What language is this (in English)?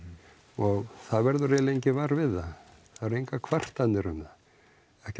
Icelandic